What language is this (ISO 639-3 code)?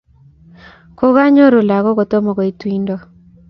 kln